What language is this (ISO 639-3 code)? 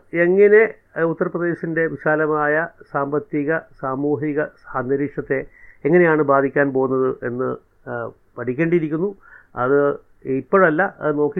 mal